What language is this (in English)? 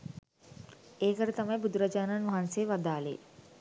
Sinhala